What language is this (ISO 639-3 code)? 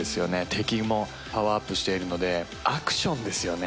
jpn